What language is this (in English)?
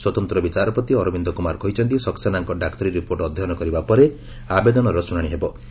Odia